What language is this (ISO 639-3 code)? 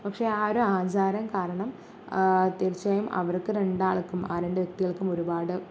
mal